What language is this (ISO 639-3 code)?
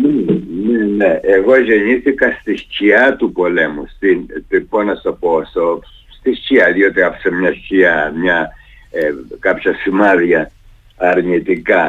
ell